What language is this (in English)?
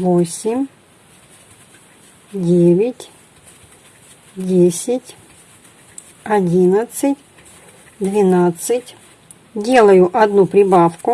Russian